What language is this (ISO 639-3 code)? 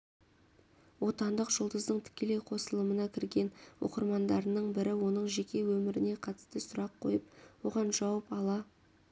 kaz